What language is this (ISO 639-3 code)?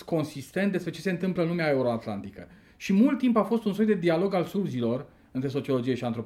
ron